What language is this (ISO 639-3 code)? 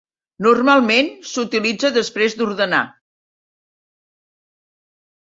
cat